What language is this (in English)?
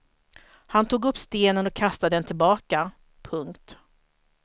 Swedish